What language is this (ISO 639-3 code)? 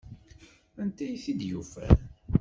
kab